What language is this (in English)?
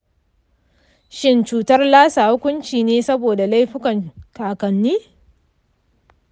Hausa